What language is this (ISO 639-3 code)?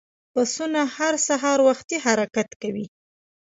pus